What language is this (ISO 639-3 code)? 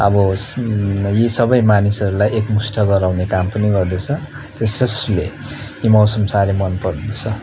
nep